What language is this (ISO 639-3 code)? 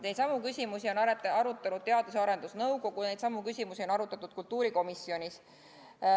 est